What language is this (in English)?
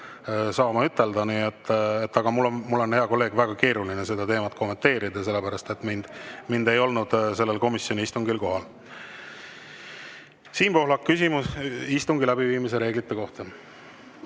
Estonian